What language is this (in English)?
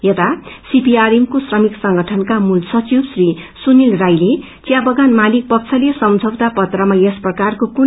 Nepali